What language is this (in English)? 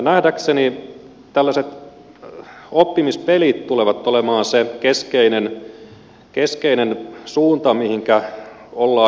Finnish